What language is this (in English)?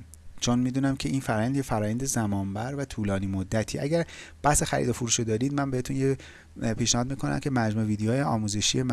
Persian